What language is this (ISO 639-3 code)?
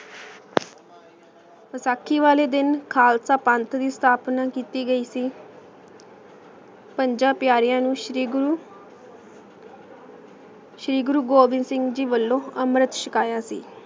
pan